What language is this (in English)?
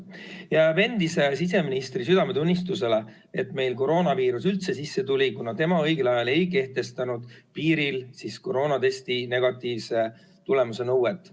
Estonian